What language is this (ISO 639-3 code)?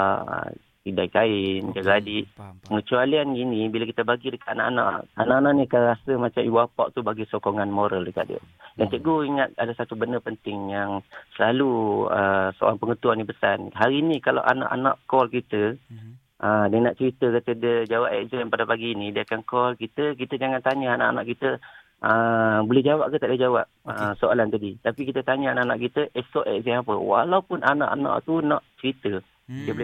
msa